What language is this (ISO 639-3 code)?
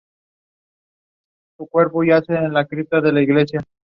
spa